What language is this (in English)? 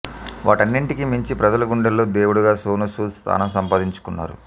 Telugu